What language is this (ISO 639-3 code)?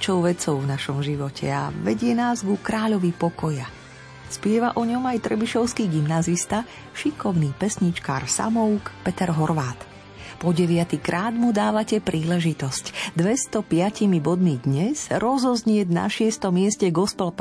slk